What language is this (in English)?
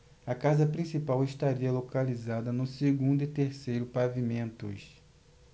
Portuguese